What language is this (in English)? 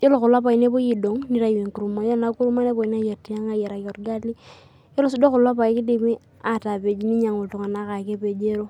Masai